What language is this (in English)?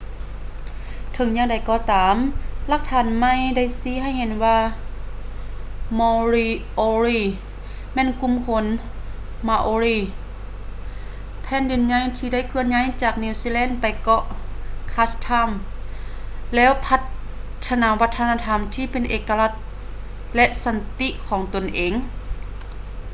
Lao